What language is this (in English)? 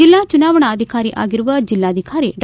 Kannada